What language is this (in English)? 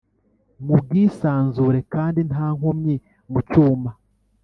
Kinyarwanda